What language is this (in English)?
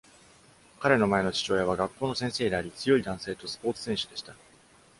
Japanese